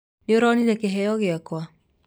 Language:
Kikuyu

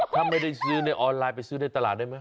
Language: Thai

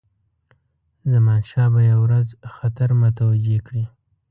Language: Pashto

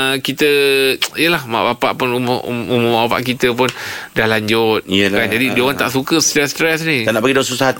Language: Malay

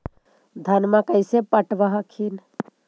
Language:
Magahi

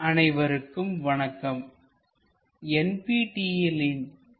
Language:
Tamil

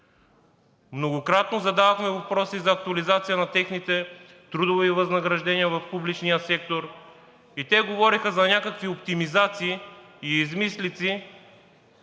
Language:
Bulgarian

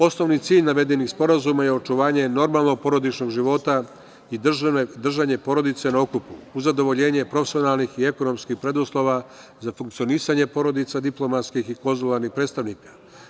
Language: Serbian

